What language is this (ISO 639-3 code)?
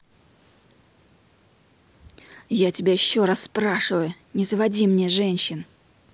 rus